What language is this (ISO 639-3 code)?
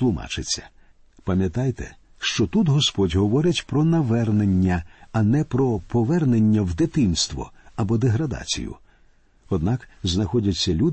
ukr